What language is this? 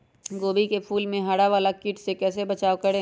Magahi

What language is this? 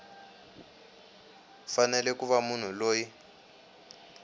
Tsonga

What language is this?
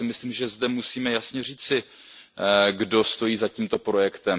Czech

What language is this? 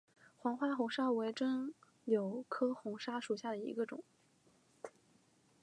Chinese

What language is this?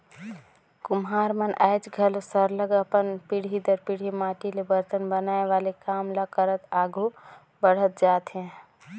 Chhattisgarhi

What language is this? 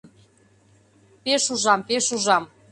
Mari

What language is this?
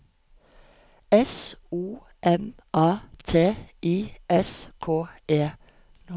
Norwegian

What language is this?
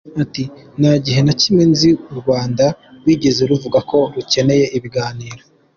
Kinyarwanda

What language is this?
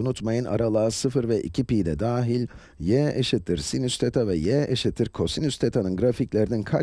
Turkish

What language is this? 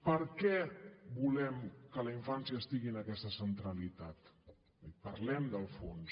Catalan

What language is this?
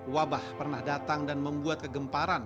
Indonesian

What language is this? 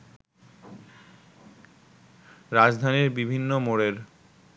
Bangla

